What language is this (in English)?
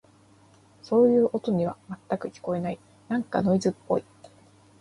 Japanese